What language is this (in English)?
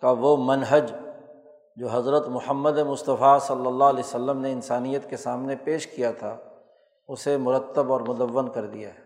Urdu